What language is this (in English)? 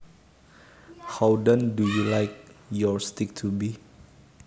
Javanese